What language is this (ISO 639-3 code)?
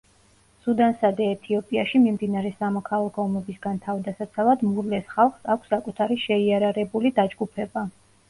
kat